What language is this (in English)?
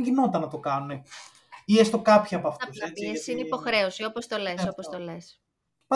Greek